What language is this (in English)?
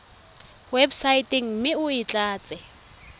Tswana